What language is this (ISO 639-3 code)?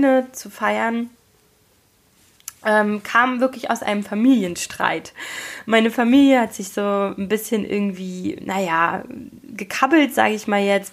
deu